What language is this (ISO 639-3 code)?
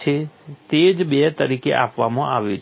guj